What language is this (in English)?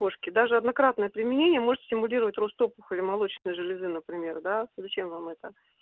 Russian